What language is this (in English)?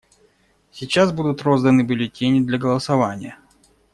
Russian